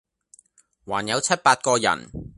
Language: Cantonese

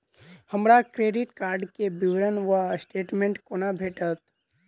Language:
Maithili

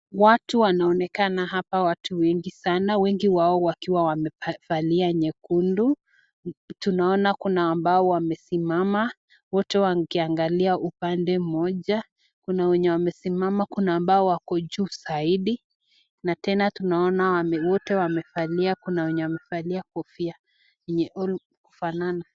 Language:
Swahili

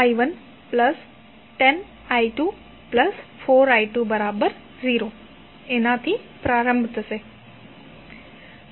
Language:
Gujarati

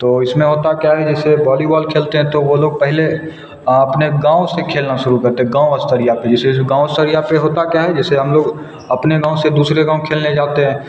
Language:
Hindi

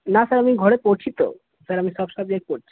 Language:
Bangla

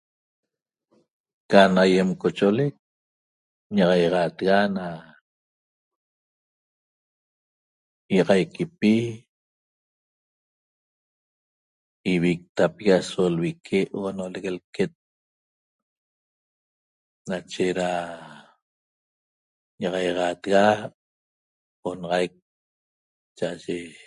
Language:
Toba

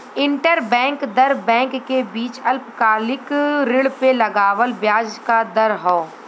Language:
Bhojpuri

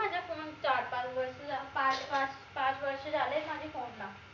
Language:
Marathi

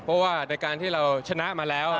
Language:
Thai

